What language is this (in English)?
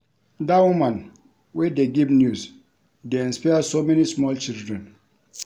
Nigerian Pidgin